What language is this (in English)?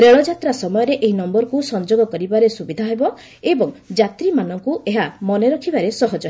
Odia